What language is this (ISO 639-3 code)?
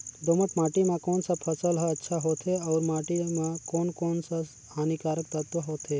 hne